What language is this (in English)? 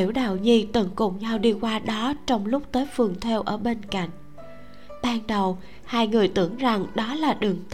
Vietnamese